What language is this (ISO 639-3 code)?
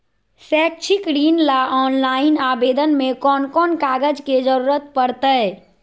mag